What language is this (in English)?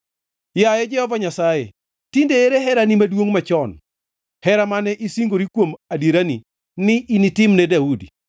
Luo (Kenya and Tanzania)